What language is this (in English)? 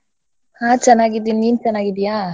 Kannada